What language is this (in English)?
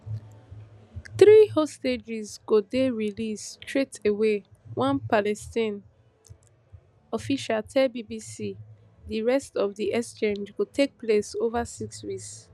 Nigerian Pidgin